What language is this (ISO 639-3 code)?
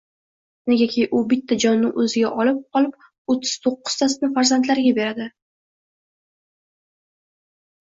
uzb